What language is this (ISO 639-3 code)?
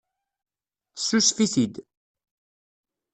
kab